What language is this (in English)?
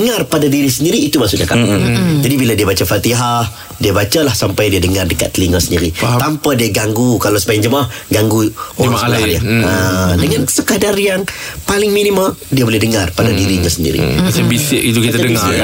Malay